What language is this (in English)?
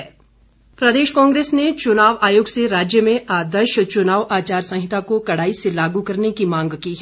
Hindi